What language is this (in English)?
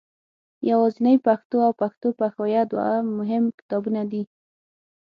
Pashto